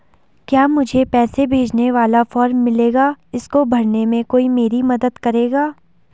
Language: Hindi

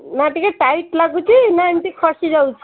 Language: Odia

